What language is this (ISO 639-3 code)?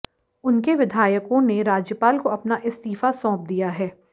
hin